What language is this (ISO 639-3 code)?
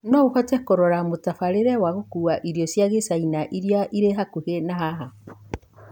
kik